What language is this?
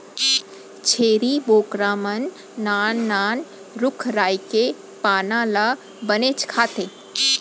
Chhattisgarhi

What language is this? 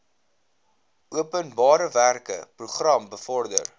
Afrikaans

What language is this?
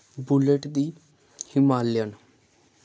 Dogri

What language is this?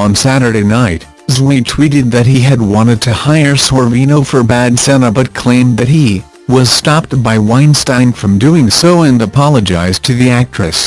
English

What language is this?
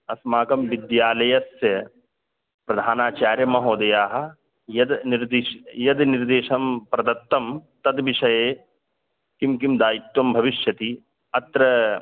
Sanskrit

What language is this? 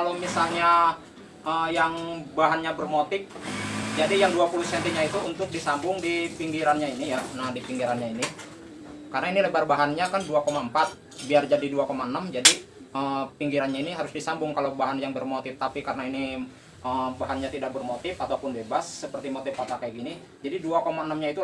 Indonesian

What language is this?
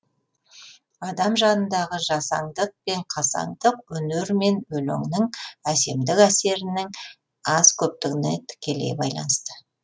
Kazakh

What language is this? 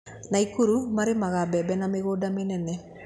Kikuyu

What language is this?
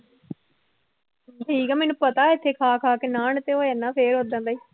Punjabi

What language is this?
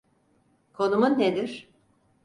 Turkish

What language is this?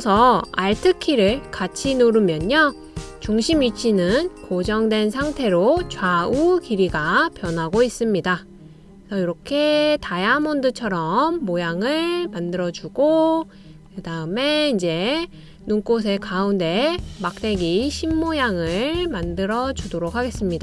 Korean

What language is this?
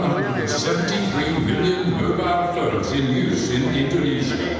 Indonesian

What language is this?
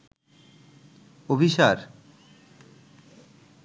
Bangla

